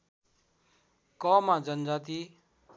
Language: Nepali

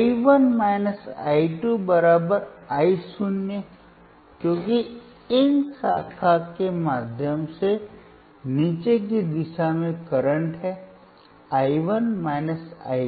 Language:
Hindi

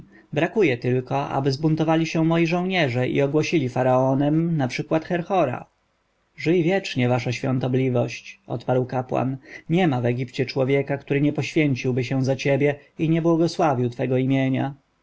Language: Polish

